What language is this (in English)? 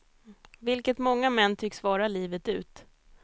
Swedish